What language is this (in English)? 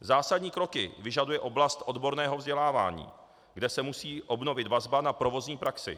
Czech